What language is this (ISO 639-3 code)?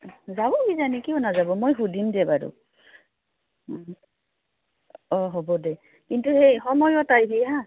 asm